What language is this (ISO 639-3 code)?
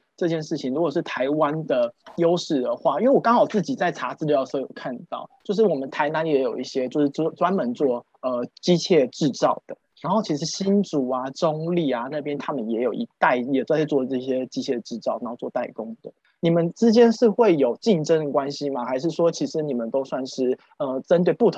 zho